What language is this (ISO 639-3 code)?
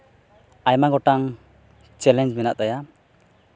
sat